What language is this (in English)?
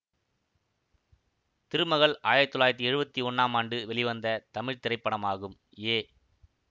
Tamil